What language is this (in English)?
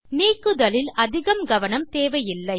Tamil